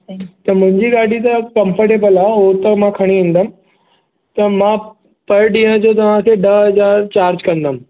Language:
Sindhi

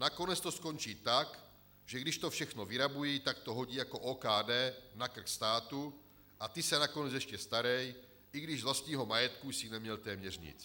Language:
Czech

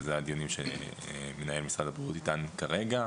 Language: Hebrew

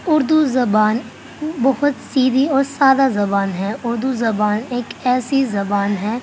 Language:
Urdu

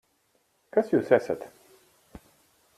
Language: Latvian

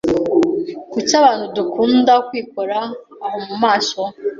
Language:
Kinyarwanda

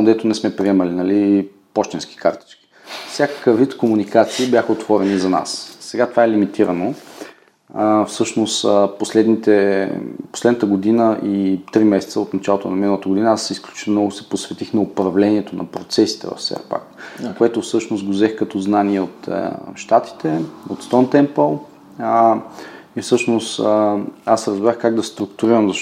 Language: Bulgarian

